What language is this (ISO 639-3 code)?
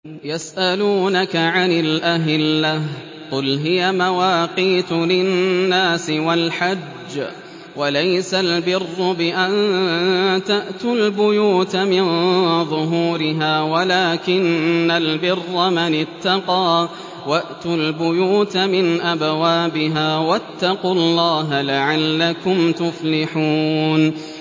ara